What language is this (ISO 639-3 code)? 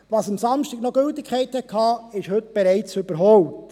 gsw